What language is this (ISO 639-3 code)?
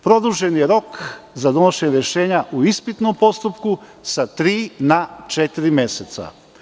srp